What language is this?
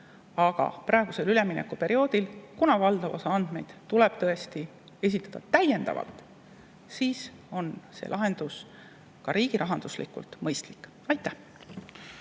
Estonian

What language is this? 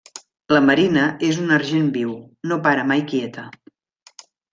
Catalan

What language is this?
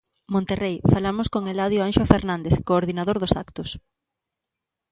Galician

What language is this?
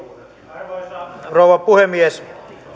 Finnish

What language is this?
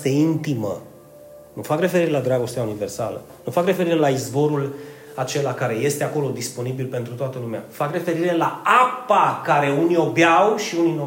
Romanian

